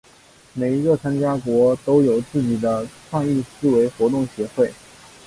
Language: Chinese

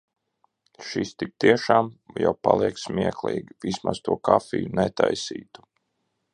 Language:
Latvian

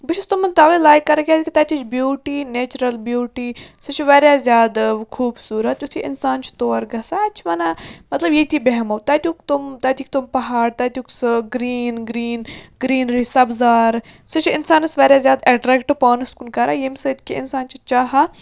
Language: Kashmiri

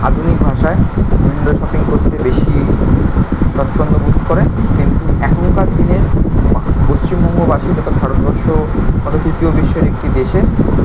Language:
Bangla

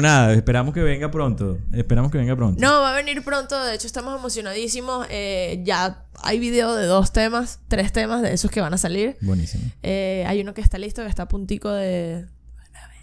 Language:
Spanish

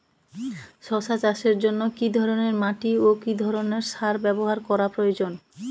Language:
Bangla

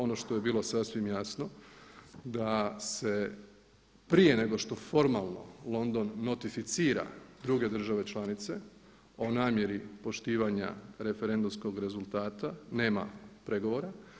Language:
Croatian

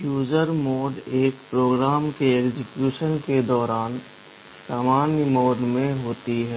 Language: Hindi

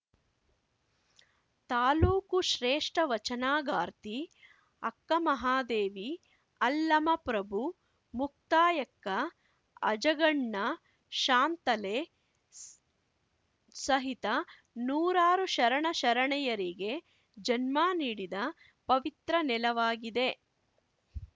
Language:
Kannada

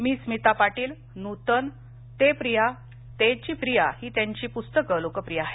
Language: Marathi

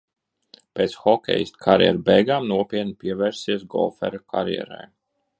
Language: Latvian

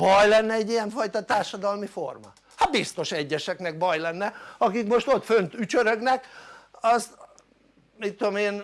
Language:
Hungarian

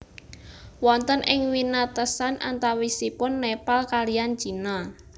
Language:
Javanese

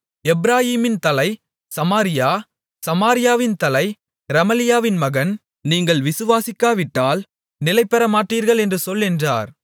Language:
Tamil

